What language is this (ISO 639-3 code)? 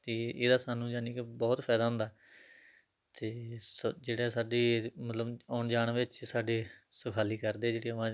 pan